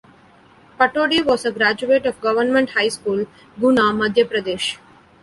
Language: English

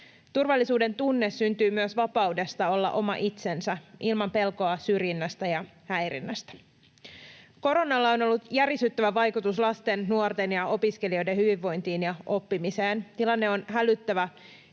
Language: Finnish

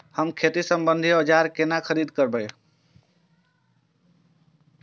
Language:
Maithili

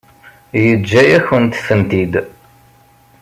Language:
Kabyle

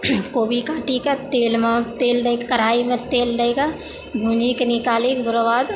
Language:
Maithili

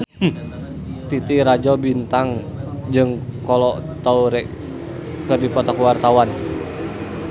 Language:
Sundanese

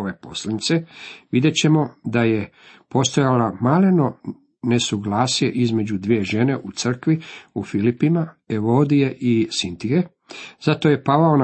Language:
Croatian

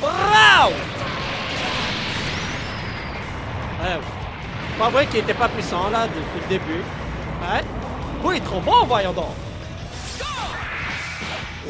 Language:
French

